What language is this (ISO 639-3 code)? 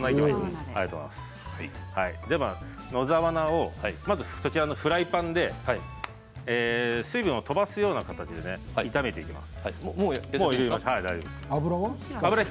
jpn